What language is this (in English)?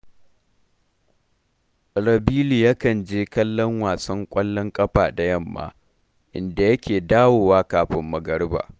Hausa